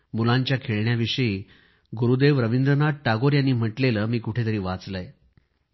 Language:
Marathi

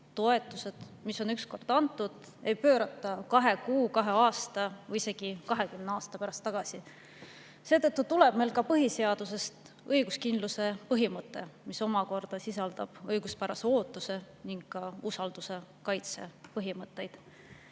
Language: Estonian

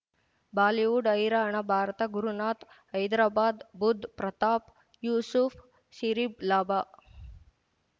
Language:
Kannada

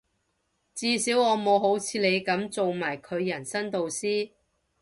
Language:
Cantonese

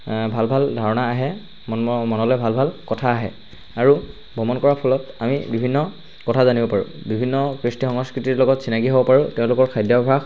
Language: Assamese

